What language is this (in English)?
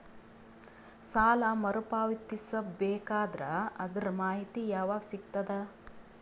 Kannada